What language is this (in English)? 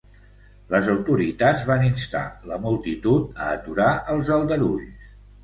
Catalan